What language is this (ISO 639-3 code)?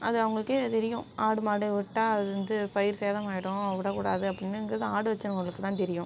tam